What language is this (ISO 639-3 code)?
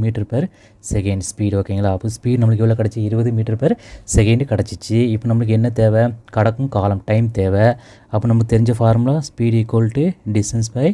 tam